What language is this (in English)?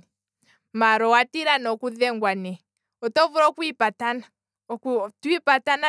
Kwambi